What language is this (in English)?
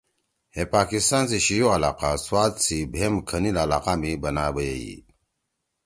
Torwali